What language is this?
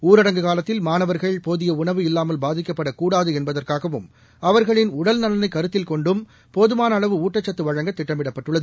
Tamil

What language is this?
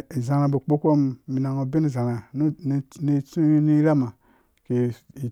Dũya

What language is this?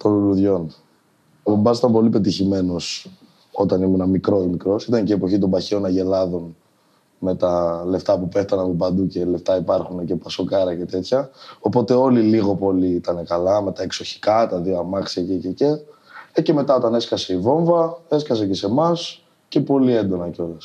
Greek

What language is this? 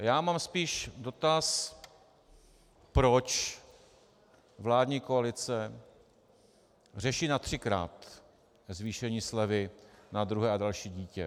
Czech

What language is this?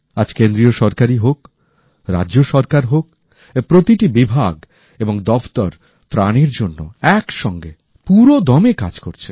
Bangla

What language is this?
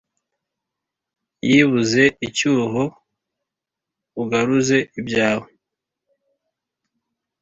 Kinyarwanda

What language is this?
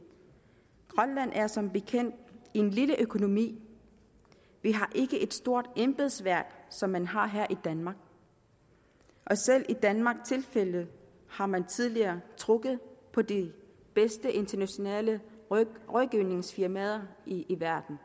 Danish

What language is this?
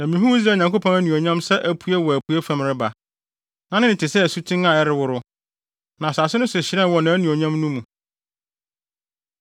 Akan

